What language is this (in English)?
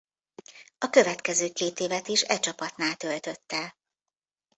Hungarian